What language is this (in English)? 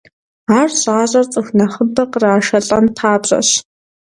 Kabardian